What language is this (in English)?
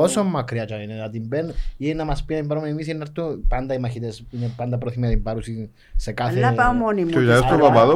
Greek